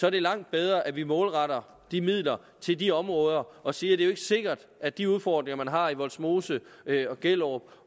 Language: Danish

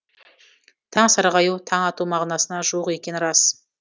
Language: Kazakh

